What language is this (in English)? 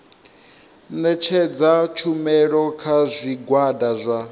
Venda